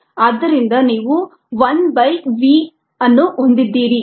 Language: Kannada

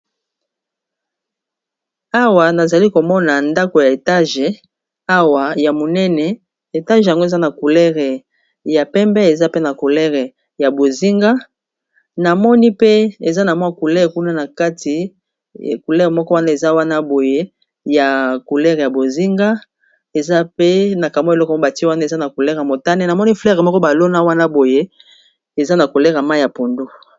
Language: Lingala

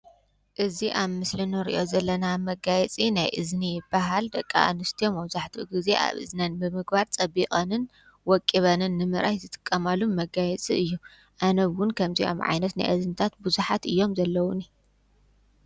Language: Tigrinya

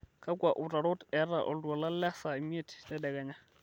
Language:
Masai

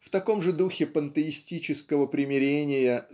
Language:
Russian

